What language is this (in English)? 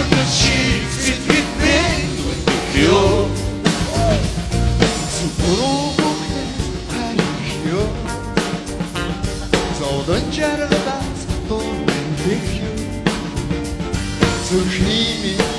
Dutch